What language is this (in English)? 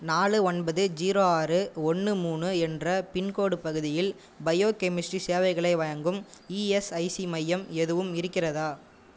Tamil